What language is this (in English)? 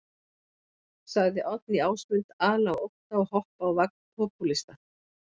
Icelandic